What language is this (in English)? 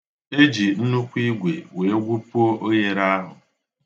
Igbo